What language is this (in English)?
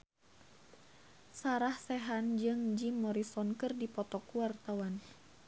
Sundanese